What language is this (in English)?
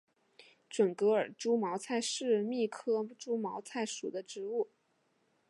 Chinese